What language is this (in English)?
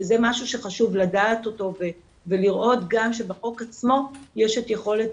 Hebrew